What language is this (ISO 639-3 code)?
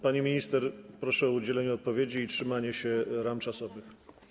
pol